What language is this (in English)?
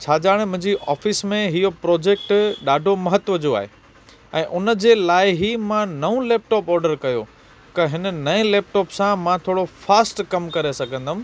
Sindhi